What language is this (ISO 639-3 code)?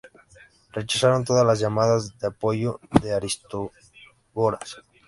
spa